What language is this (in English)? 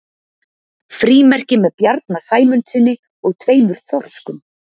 Icelandic